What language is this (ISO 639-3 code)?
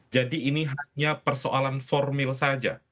ind